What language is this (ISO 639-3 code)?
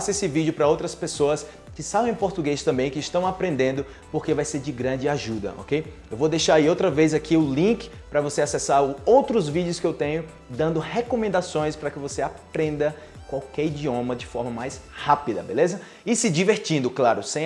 por